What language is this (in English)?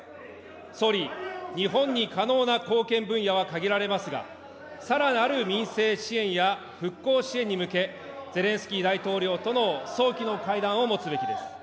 Japanese